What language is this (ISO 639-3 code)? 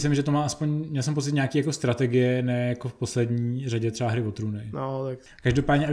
ces